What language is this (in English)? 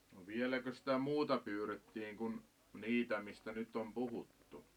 Finnish